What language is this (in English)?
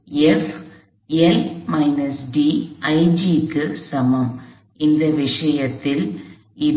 Tamil